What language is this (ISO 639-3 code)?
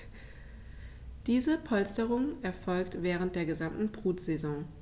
deu